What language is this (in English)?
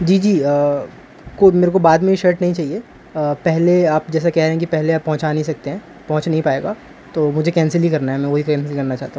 Urdu